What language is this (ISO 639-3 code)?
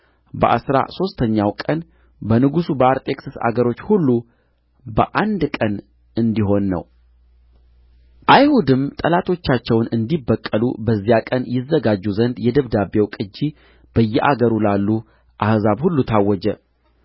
amh